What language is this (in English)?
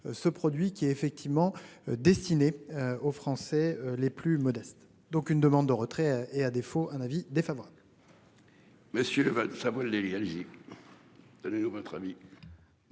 French